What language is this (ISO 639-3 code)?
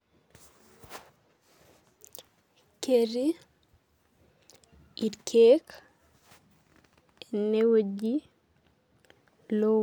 mas